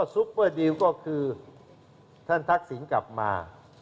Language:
Thai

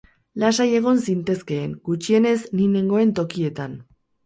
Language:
Basque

